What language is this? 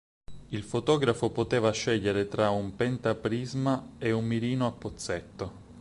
Italian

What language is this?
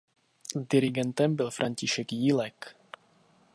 Czech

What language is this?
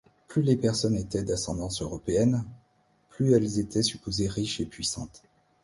French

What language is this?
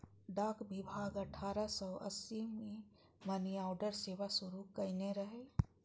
Maithili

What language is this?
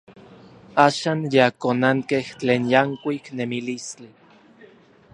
Orizaba Nahuatl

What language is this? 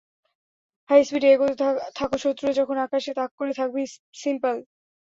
Bangla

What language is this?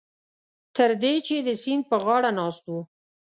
Pashto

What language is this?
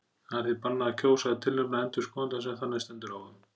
Icelandic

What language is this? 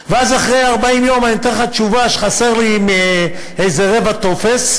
Hebrew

